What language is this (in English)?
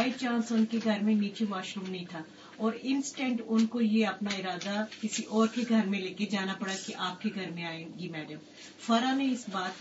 Urdu